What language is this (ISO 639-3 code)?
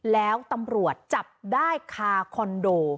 tha